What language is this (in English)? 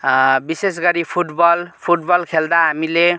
Nepali